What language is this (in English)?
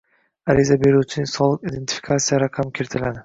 Uzbek